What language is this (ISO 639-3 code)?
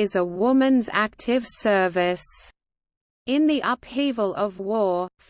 eng